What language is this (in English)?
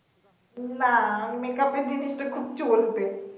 Bangla